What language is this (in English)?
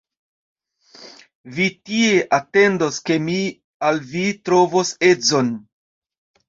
Esperanto